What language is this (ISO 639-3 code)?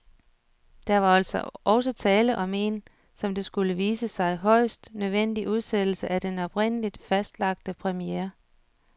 dan